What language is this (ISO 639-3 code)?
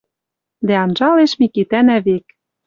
mrj